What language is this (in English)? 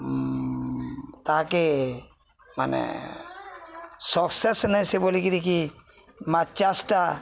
Odia